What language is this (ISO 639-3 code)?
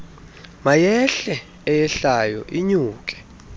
xho